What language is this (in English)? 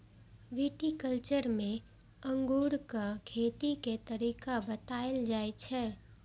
Maithili